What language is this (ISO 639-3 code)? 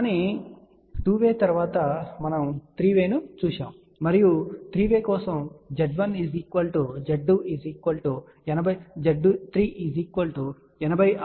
tel